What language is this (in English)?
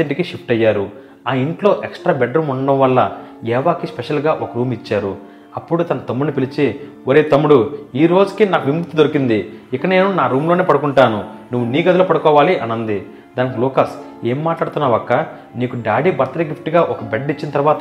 Telugu